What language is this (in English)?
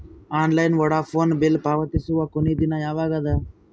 Kannada